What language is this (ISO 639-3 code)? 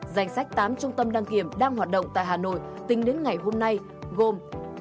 vie